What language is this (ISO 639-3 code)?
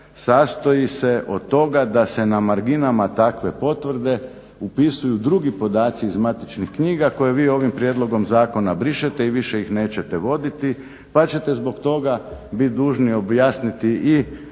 hrv